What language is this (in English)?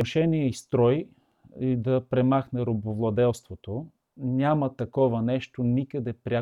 Bulgarian